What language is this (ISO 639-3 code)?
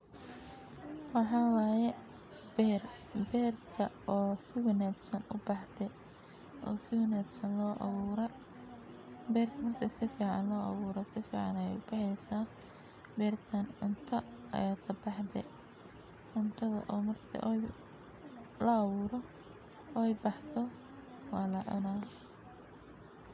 som